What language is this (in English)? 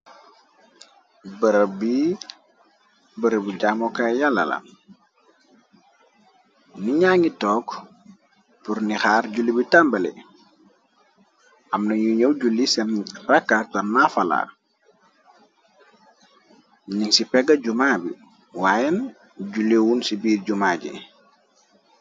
Wolof